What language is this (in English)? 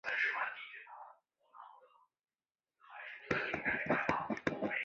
Chinese